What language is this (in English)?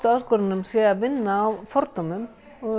Icelandic